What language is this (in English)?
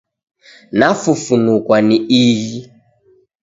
Taita